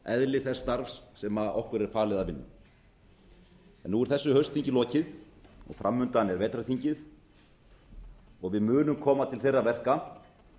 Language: Icelandic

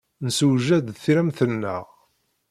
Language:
Kabyle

